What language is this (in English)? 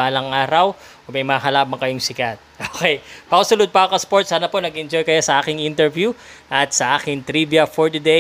Filipino